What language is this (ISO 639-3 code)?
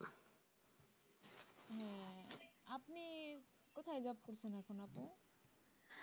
ben